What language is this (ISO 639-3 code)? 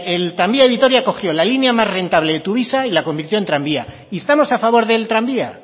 spa